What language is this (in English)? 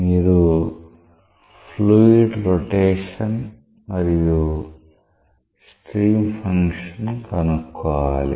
Telugu